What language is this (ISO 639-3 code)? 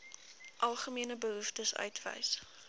afr